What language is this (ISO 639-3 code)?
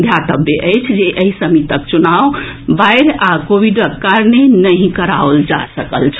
mai